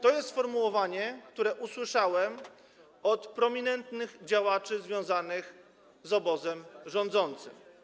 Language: Polish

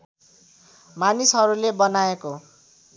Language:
Nepali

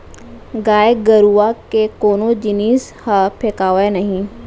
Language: Chhattisgarhi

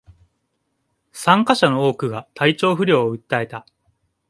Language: Japanese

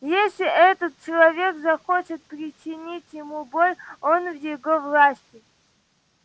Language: Russian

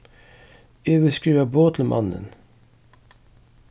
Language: Faroese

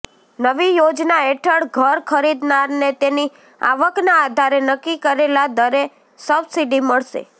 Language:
Gujarati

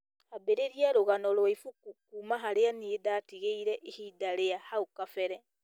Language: Kikuyu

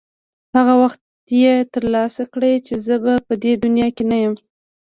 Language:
Pashto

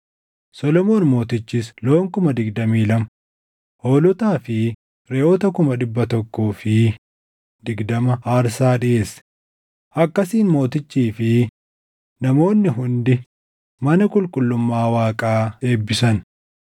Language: Oromo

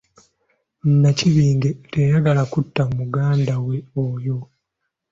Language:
Ganda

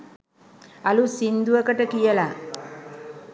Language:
Sinhala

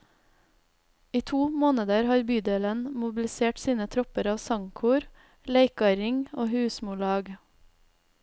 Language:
Norwegian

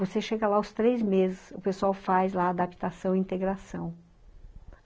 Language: Portuguese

